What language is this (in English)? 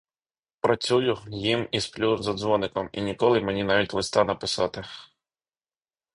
Ukrainian